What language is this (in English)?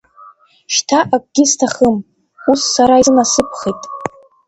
Abkhazian